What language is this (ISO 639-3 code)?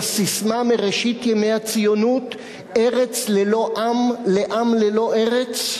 heb